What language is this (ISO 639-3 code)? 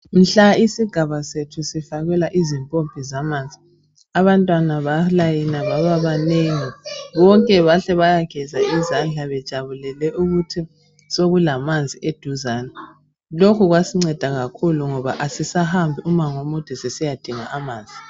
nde